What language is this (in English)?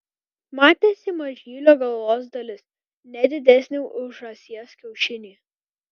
Lithuanian